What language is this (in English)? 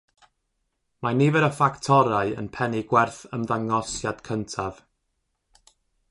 Welsh